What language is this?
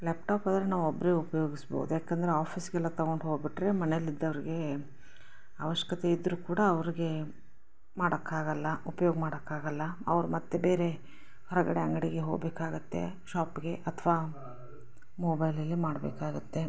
Kannada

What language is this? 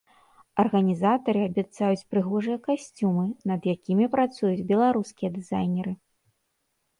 Belarusian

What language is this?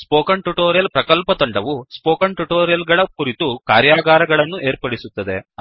Kannada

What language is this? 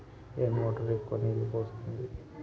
Telugu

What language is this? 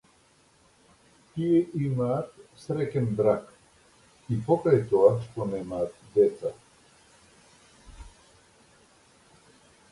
Macedonian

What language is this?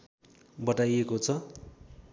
Nepali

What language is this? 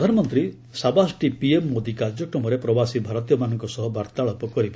Odia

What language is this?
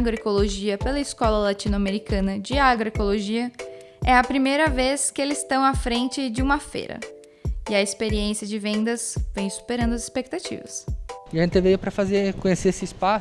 Portuguese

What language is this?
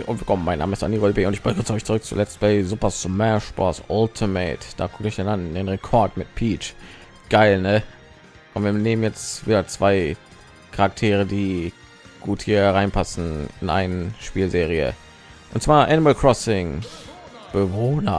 German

